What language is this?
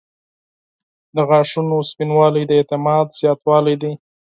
Pashto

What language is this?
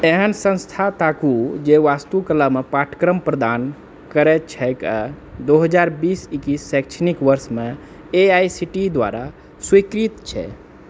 Maithili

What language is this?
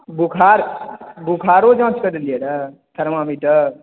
Maithili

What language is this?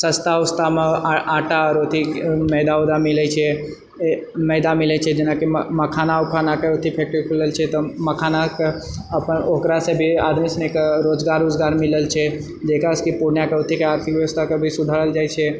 Maithili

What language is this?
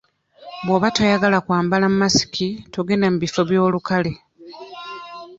Ganda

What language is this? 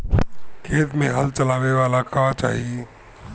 Bhojpuri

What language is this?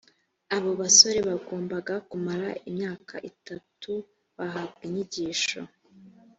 Kinyarwanda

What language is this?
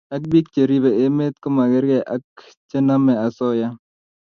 Kalenjin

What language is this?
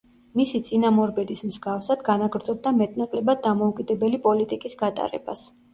Georgian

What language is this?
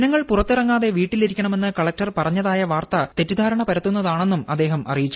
Malayalam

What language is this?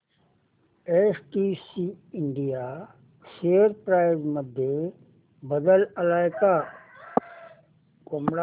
Marathi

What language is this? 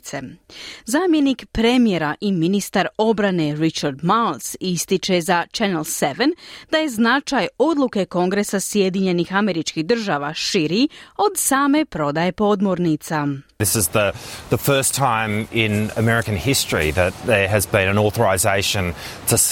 Croatian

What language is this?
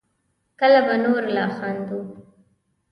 Pashto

